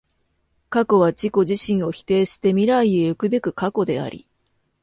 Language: Japanese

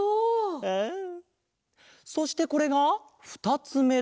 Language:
Japanese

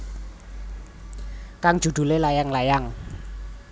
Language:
Javanese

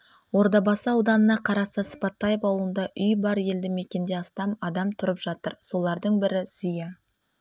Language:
Kazakh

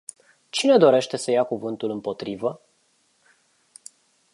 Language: Romanian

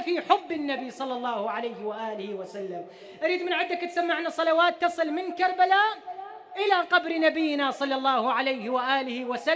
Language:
Arabic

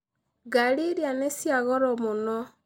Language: Kikuyu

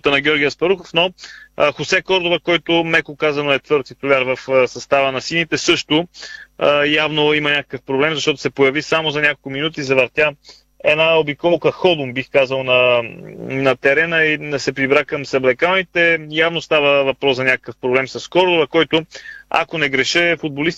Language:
Bulgarian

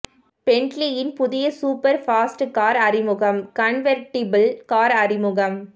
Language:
Tamil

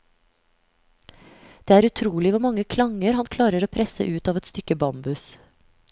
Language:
Norwegian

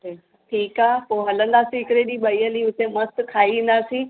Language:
Sindhi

